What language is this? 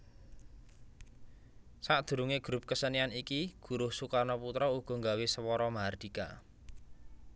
Javanese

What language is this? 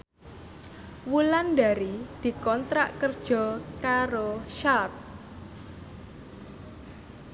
Javanese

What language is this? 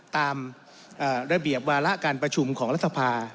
Thai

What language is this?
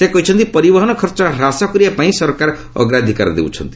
Odia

